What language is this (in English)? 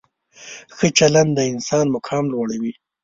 Pashto